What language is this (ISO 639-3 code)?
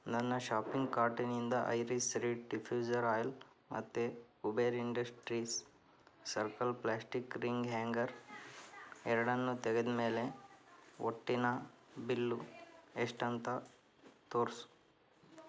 kan